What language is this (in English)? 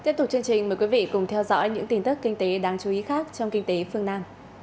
Vietnamese